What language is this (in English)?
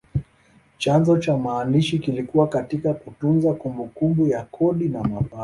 Swahili